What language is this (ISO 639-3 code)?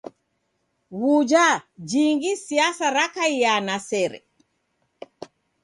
dav